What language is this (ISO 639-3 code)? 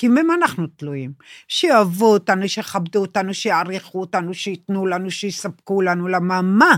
heb